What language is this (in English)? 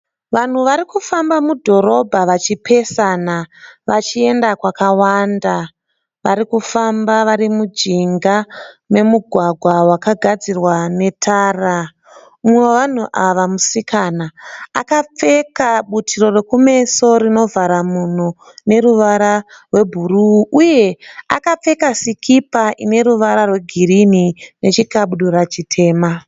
Shona